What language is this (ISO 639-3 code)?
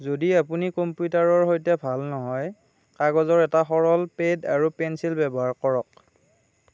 asm